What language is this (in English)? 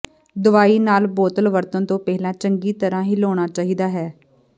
Punjabi